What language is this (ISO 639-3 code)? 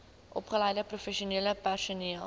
afr